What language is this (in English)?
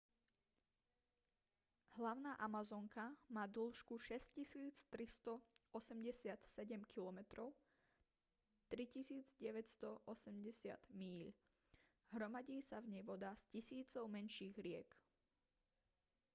Slovak